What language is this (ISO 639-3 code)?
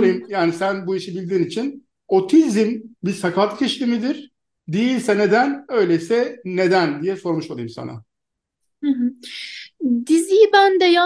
tur